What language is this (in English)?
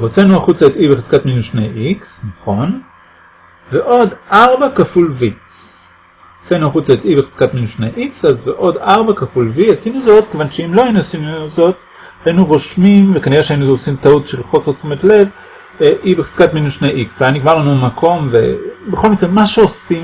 Hebrew